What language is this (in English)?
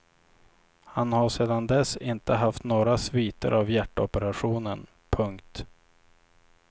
Swedish